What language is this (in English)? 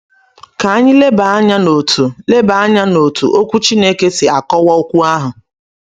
Igbo